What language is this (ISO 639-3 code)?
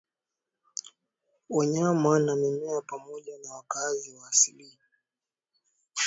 swa